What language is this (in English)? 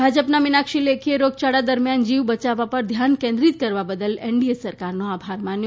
Gujarati